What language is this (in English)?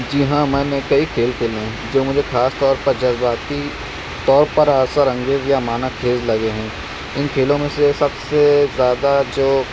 Urdu